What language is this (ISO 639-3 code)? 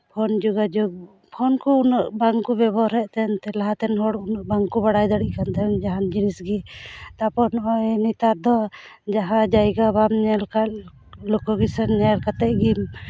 sat